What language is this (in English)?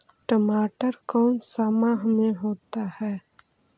Magahi